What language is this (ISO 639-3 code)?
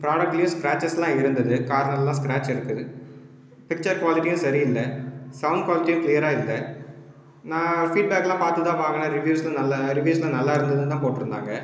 tam